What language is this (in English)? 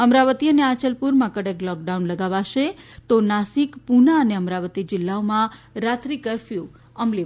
Gujarati